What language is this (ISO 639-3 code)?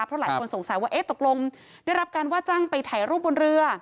tha